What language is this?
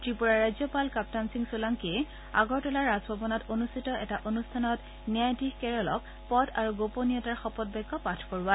Assamese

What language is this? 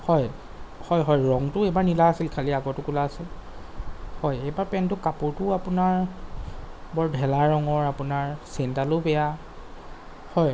Assamese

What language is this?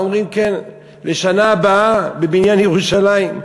Hebrew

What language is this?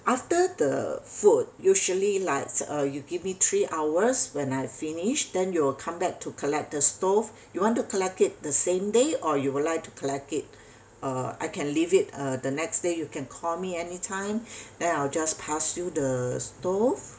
English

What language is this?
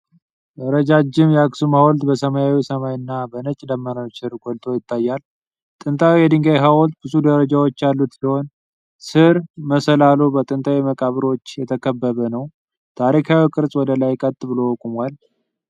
Amharic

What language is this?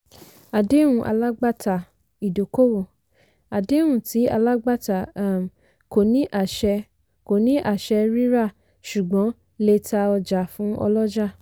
Yoruba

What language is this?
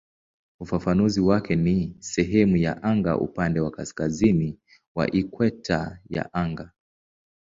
Swahili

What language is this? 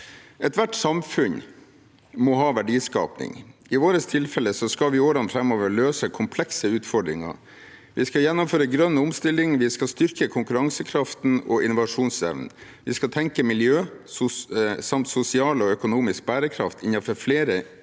Norwegian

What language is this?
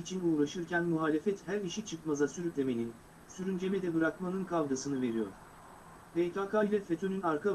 Turkish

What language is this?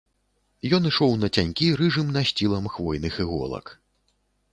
Belarusian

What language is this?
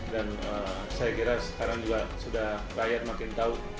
Indonesian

